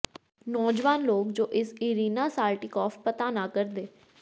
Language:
Punjabi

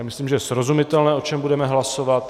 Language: Czech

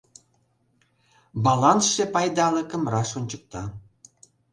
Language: Mari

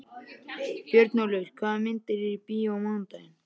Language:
Icelandic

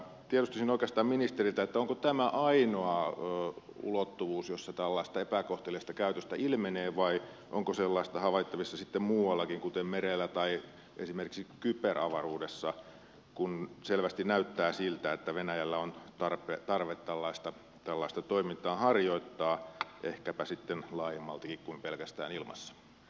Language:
Finnish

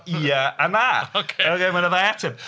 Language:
Welsh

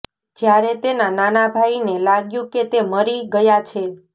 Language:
Gujarati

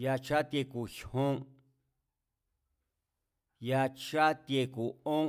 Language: Mazatlán Mazatec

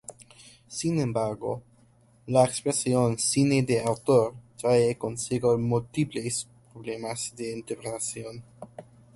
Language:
Spanish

